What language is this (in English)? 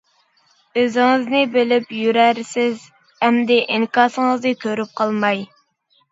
Uyghur